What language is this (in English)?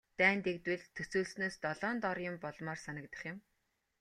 Mongolian